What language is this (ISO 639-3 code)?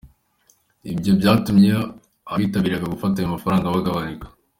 kin